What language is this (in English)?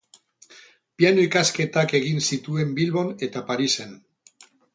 Basque